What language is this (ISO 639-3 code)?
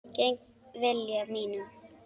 isl